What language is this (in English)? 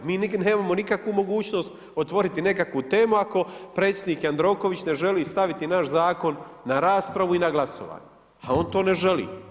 Croatian